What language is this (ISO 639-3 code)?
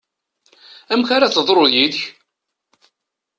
kab